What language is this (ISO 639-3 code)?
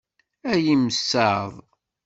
kab